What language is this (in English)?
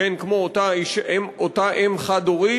Hebrew